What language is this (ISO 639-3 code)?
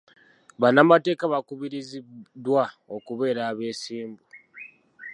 lug